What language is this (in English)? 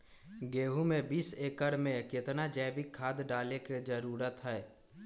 Magahi